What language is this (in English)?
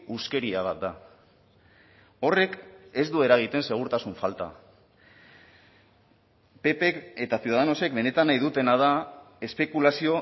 Basque